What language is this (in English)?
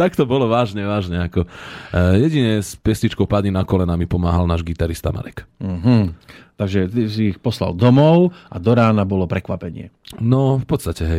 Slovak